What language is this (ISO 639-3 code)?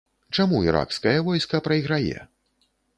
bel